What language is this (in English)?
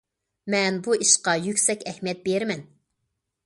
Uyghur